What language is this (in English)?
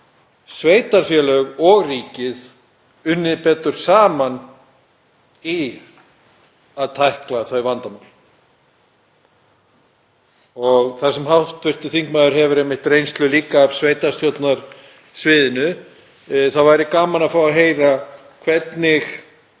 Icelandic